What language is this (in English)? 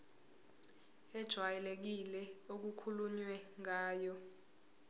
Zulu